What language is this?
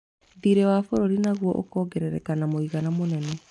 Kikuyu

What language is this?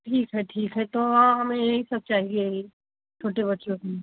Hindi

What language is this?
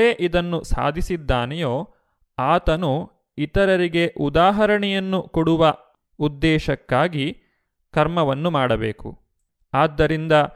Kannada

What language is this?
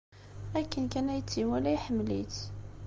Kabyle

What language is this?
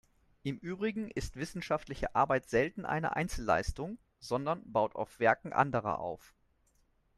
German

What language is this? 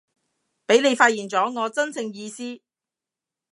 Cantonese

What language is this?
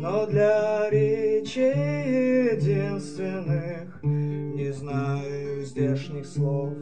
Ukrainian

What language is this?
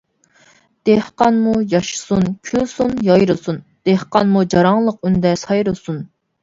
Uyghur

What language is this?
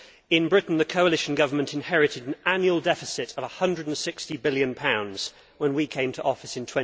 English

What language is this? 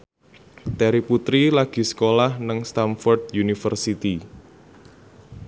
Javanese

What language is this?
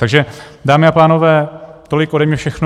Czech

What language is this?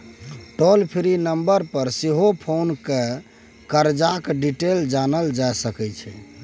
Maithili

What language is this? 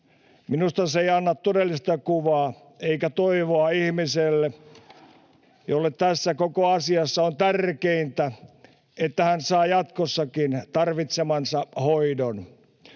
Finnish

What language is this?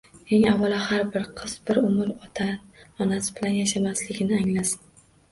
Uzbek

